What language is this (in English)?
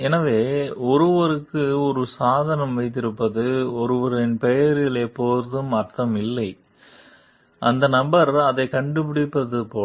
Tamil